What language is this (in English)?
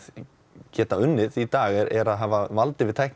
Icelandic